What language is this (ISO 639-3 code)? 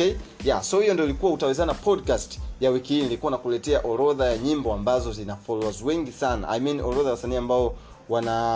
swa